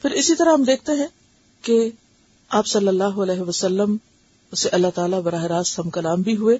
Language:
Urdu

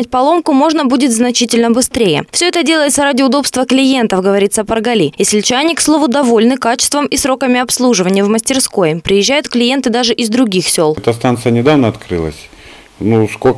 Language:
Russian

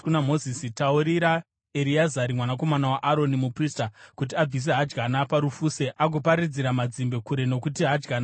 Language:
Shona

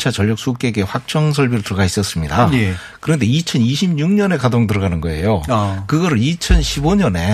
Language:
Korean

